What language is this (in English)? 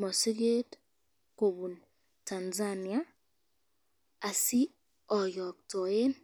Kalenjin